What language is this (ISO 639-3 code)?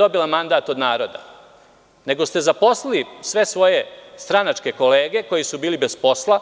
srp